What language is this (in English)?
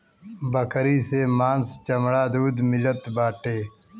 Bhojpuri